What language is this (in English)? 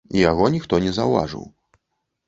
Belarusian